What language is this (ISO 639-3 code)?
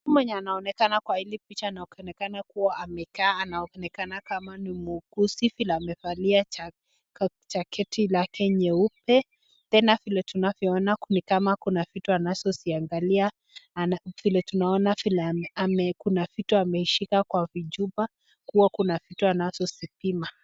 swa